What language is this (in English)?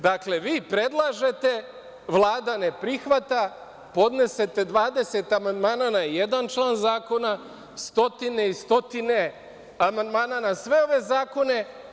Serbian